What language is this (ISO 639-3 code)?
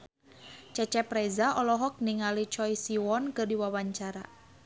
sun